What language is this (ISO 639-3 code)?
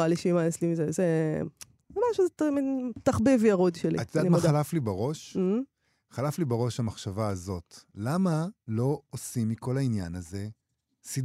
heb